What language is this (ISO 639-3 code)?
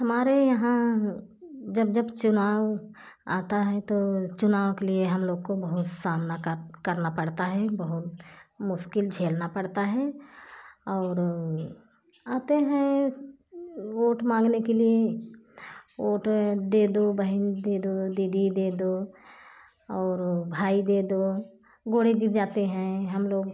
hin